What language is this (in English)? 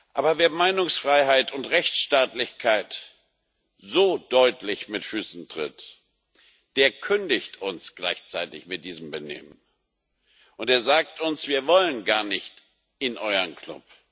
German